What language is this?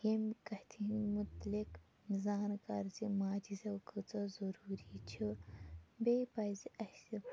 Kashmiri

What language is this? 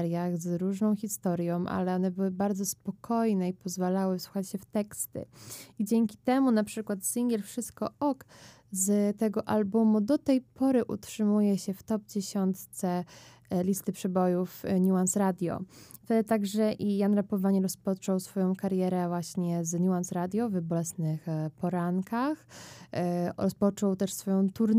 Polish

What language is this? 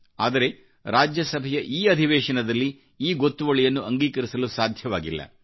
Kannada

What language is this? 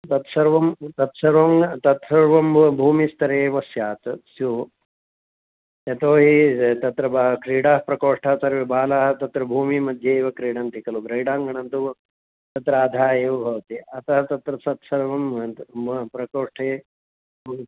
Sanskrit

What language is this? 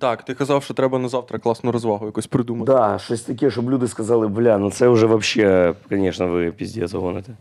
Ukrainian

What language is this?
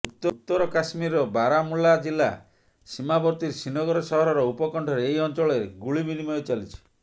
Odia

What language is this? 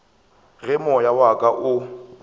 Northern Sotho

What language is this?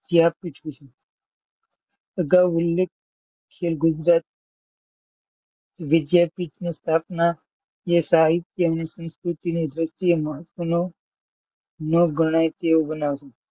Gujarati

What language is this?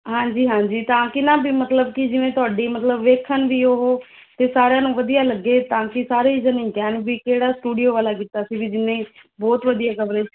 Punjabi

